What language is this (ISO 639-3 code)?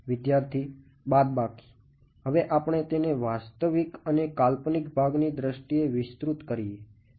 guj